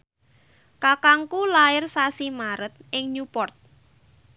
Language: Javanese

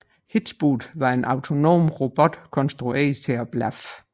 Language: Danish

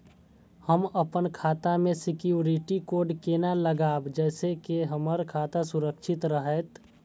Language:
Maithili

